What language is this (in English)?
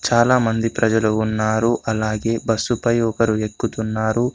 Telugu